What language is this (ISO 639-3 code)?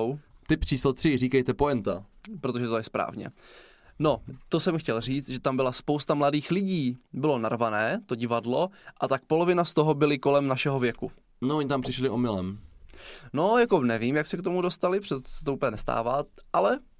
ces